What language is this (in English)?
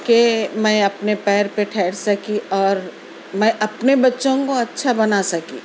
Urdu